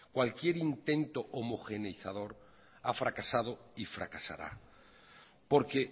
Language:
Spanish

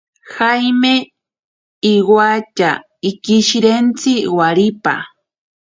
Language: Ashéninka Perené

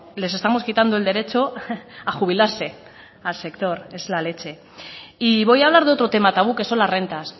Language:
Spanish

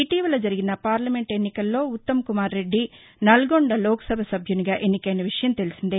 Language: Telugu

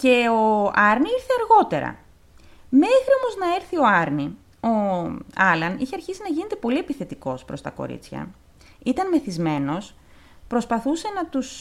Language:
Greek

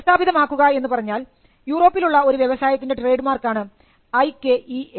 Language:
Malayalam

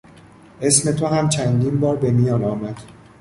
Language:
Persian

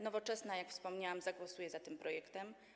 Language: Polish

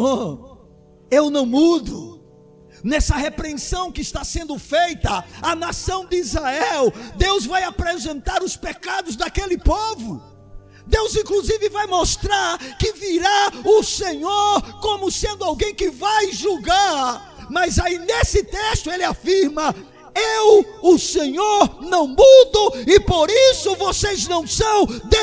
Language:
Portuguese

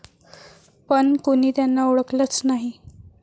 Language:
Marathi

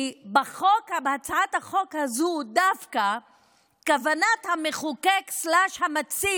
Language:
Hebrew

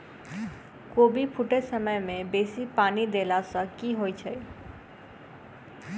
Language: Maithili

